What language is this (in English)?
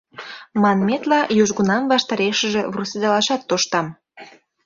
Mari